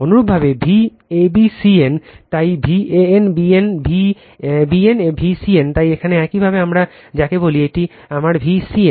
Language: Bangla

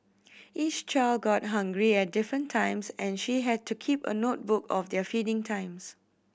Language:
English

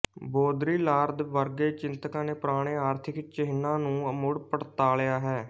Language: Punjabi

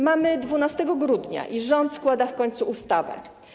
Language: Polish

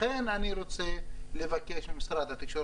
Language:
Hebrew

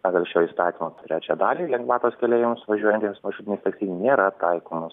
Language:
Lithuanian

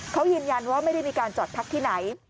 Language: Thai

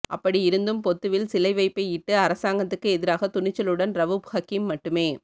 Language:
Tamil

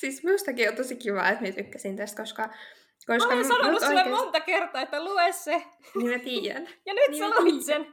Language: Finnish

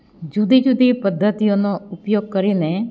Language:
Gujarati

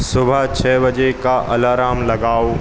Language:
Hindi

